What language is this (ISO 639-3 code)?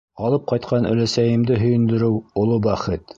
bak